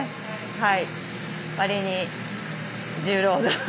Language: Japanese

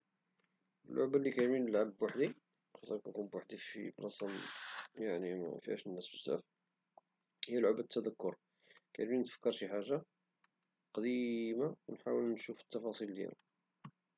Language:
Moroccan Arabic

